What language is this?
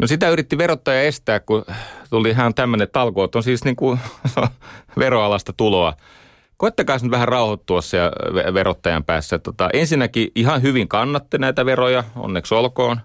Finnish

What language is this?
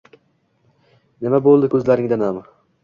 Uzbek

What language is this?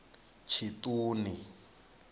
Venda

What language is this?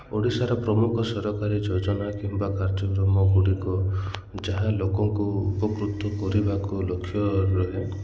Odia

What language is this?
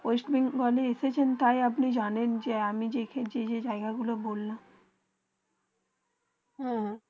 Bangla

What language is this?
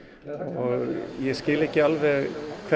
Icelandic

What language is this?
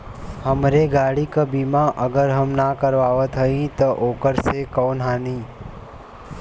Bhojpuri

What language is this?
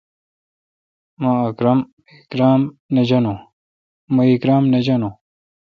Kalkoti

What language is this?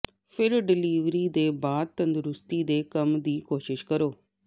Punjabi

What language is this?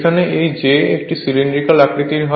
Bangla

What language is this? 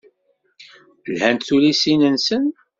Kabyle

